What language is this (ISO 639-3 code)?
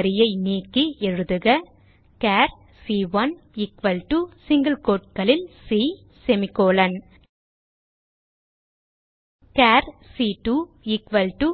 tam